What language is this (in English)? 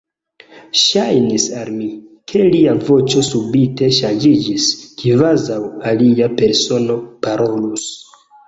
Esperanto